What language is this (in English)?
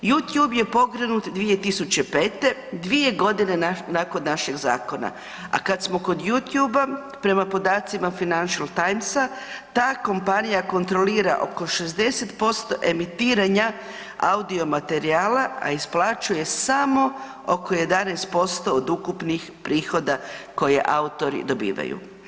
Croatian